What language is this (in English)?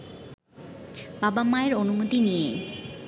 Bangla